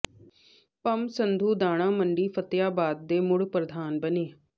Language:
Punjabi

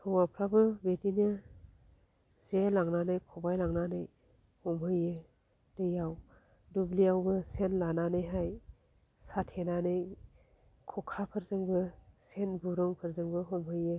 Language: Bodo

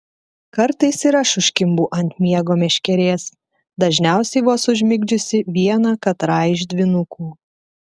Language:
Lithuanian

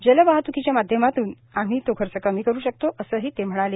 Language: Marathi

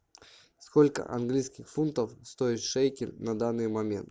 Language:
Russian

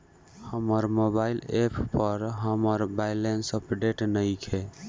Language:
Bhojpuri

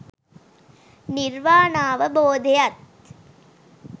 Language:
Sinhala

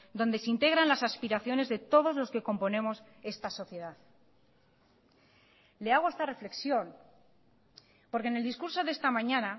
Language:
Spanish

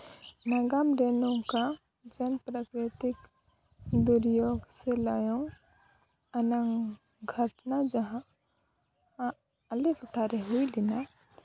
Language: Santali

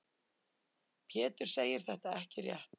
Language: Icelandic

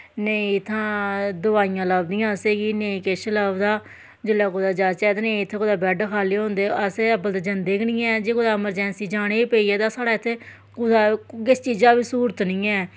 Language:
Dogri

